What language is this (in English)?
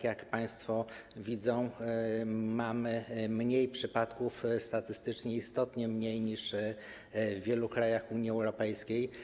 Polish